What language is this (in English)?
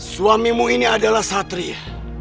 Indonesian